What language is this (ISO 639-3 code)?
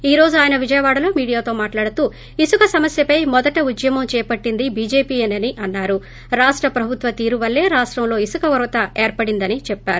tel